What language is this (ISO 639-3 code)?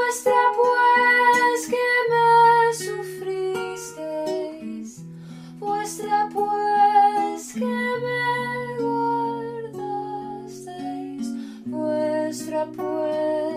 por